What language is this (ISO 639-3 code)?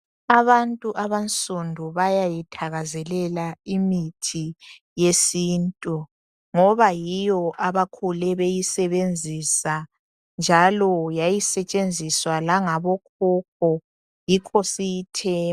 nde